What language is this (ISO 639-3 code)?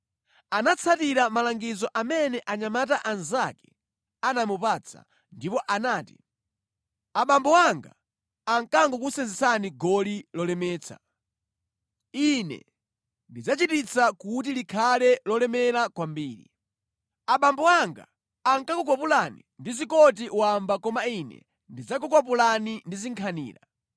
nya